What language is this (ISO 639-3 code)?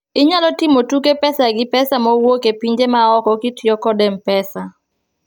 luo